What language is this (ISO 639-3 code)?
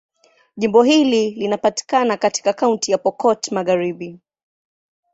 swa